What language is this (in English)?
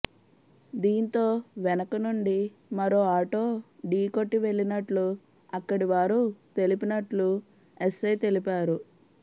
Telugu